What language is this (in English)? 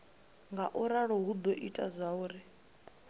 Venda